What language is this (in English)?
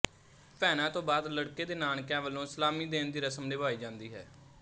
Punjabi